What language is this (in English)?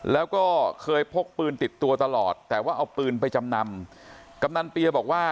Thai